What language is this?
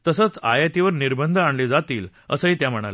Marathi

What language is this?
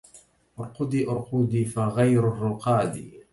Arabic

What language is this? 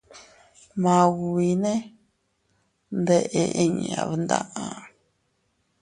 Teutila Cuicatec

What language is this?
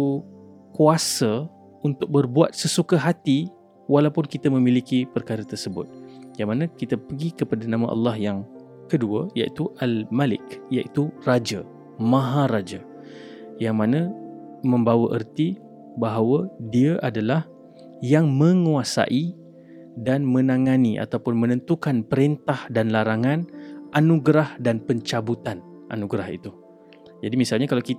Malay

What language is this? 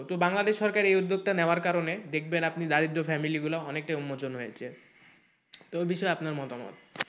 Bangla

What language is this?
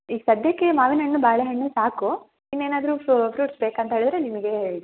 Kannada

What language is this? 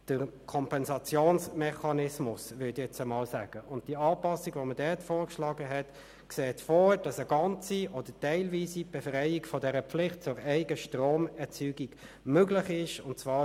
Swiss German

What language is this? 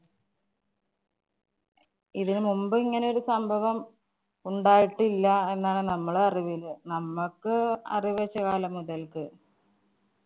Malayalam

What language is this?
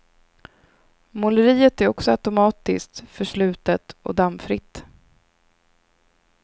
Swedish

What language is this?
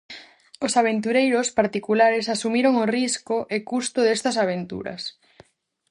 Galician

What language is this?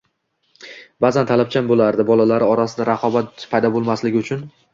Uzbek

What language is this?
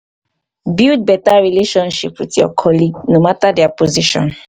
Nigerian Pidgin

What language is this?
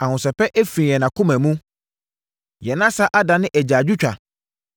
Akan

